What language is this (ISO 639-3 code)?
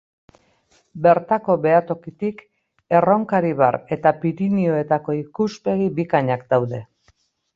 eus